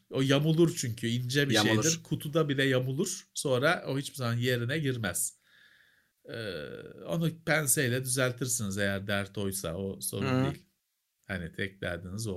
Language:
Turkish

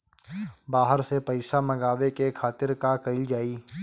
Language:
Bhojpuri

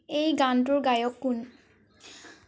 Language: Assamese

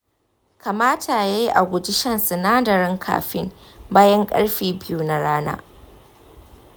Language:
Hausa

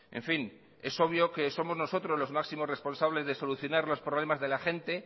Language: Spanish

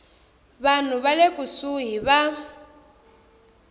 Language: Tsonga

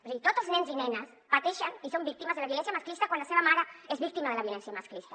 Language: Catalan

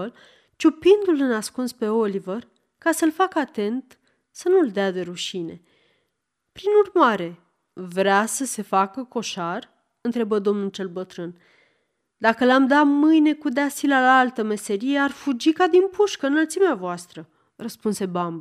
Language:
Romanian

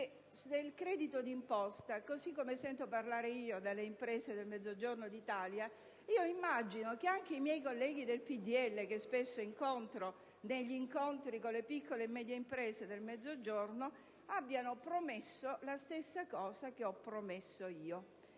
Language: Italian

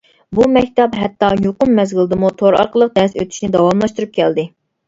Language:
Uyghur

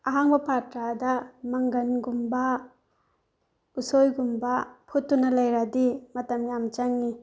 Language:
Manipuri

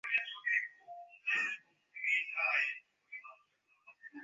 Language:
Bangla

